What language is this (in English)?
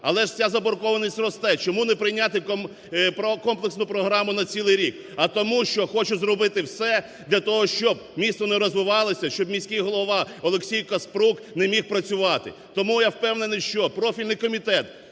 Ukrainian